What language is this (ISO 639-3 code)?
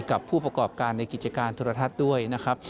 tha